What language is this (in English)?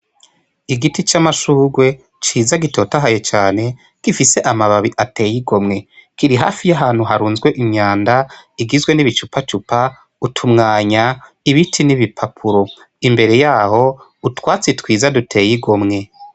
Rundi